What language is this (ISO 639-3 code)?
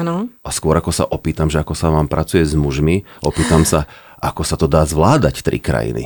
slk